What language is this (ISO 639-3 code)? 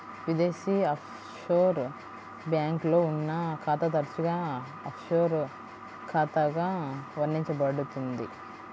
tel